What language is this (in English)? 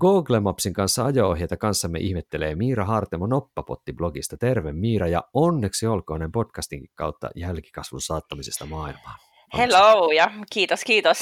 Finnish